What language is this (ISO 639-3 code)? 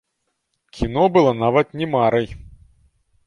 bel